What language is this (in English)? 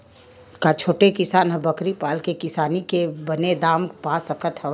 Chhattisgarhi